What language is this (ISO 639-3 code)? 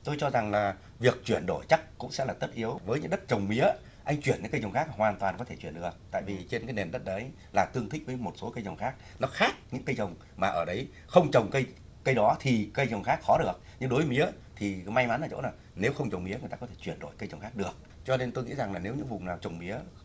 vie